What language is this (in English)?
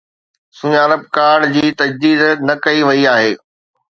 Sindhi